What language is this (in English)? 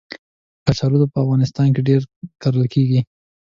Pashto